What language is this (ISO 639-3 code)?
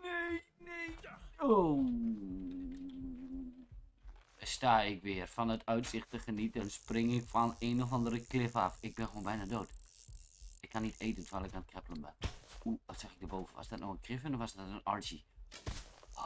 nld